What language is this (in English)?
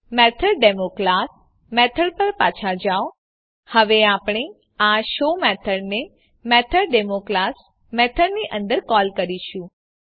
Gujarati